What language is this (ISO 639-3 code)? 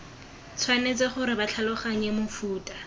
tsn